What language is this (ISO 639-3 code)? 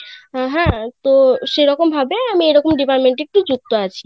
ben